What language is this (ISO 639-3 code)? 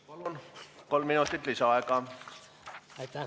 est